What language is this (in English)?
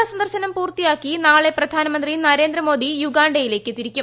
Malayalam